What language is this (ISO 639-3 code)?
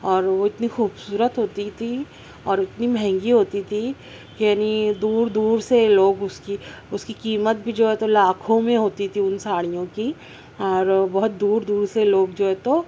urd